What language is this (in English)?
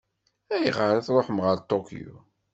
Kabyle